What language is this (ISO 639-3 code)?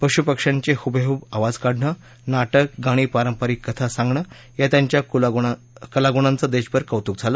mar